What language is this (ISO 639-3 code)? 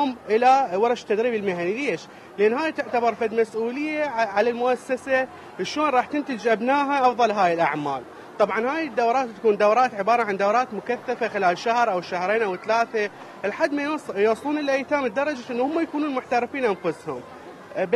ara